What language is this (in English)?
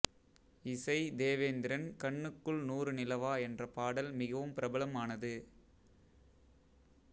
Tamil